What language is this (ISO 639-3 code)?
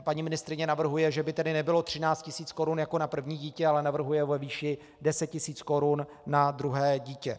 ces